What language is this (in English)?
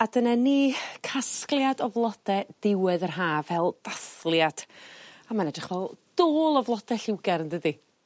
Welsh